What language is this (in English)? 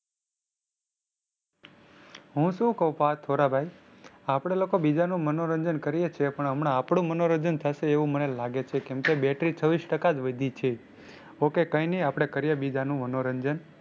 Gujarati